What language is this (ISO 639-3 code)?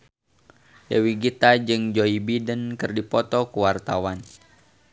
sun